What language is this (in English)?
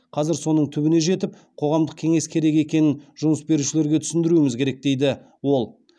Kazakh